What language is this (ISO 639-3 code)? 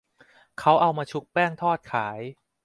tha